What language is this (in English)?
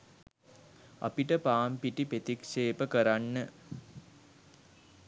Sinhala